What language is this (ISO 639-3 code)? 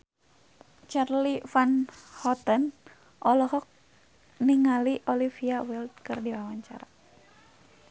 sun